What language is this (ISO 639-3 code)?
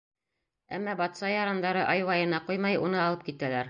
bak